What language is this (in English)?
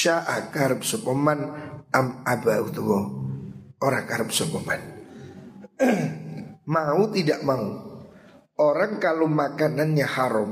Indonesian